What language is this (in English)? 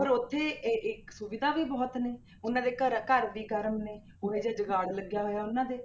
Punjabi